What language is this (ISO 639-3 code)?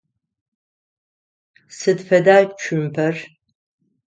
ady